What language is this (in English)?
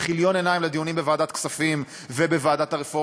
Hebrew